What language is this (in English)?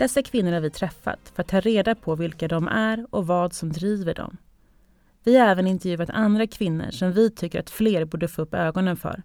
Swedish